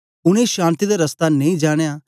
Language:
Dogri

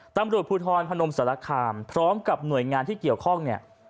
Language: Thai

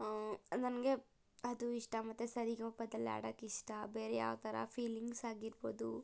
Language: Kannada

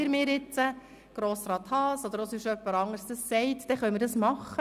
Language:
Swiss German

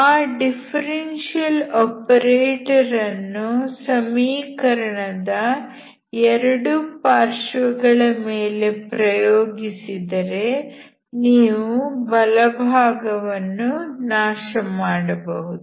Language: Kannada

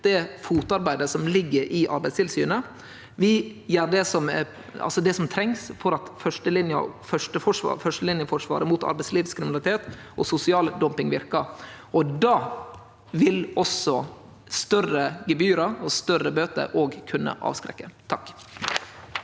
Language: Norwegian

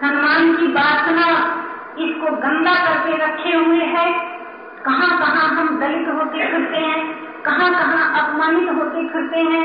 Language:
Hindi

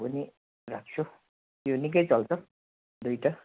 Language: Nepali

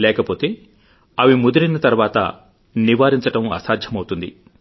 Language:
Telugu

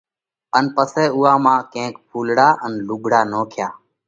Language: Parkari Koli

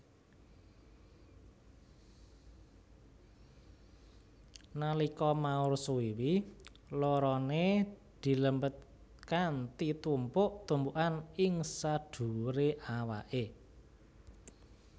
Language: Javanese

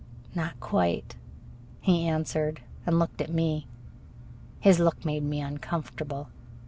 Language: English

